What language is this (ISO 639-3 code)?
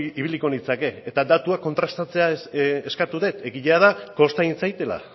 eus